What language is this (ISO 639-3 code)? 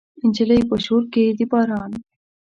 pus